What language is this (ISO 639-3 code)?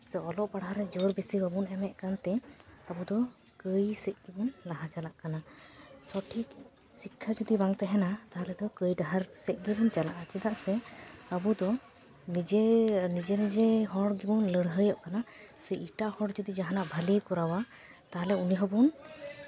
sat